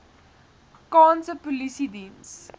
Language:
Afrikaans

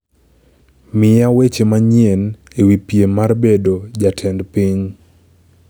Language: Luo (Kenya and Tanzania)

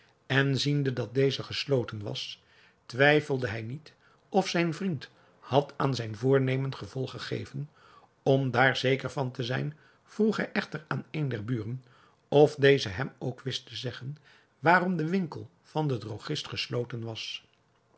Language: Dutch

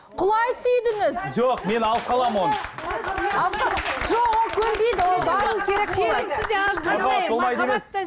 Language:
Kazakh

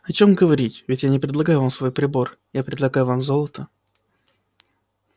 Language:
Russian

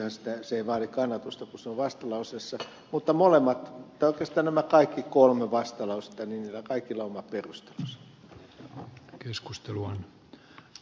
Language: Finnish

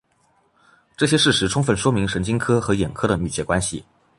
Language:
Chinese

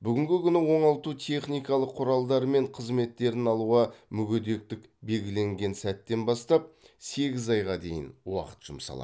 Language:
Kazakh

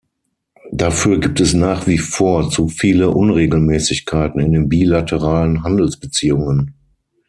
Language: German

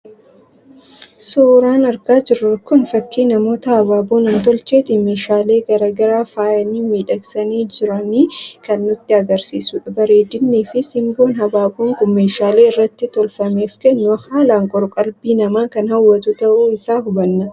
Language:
Oromo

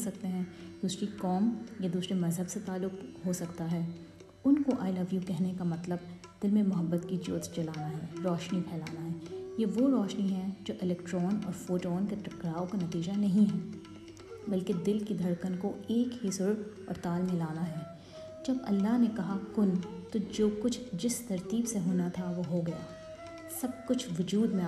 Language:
Urdu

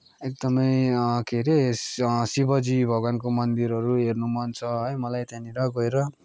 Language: Nepali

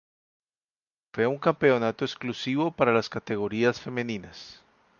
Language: Spanish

